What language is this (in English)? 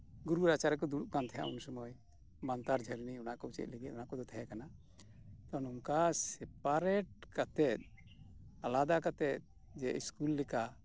Santali